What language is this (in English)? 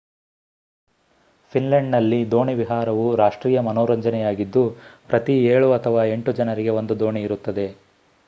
Kannada